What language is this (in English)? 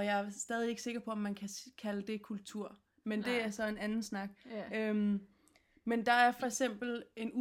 Danish